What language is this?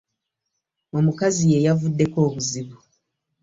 Ganda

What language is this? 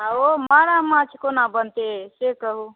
Maithili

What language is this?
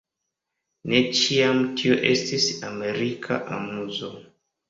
Esperanto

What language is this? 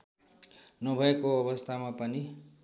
Nepali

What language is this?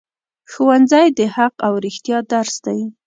Pashto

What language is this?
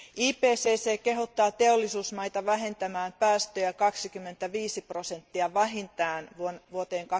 Finnish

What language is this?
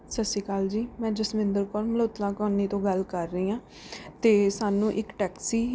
Punjabi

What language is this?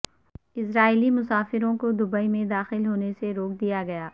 Urdu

